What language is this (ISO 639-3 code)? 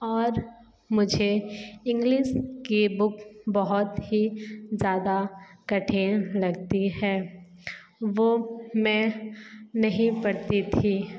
hin